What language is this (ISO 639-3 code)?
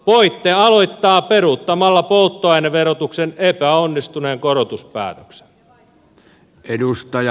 fin